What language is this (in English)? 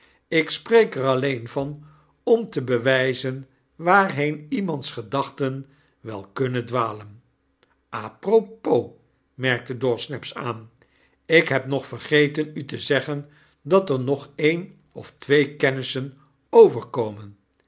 Dutch